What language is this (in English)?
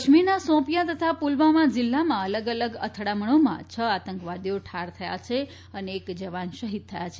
Gujarati